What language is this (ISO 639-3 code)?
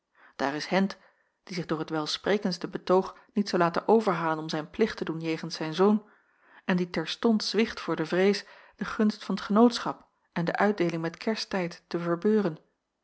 nld